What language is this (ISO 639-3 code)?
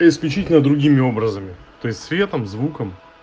rus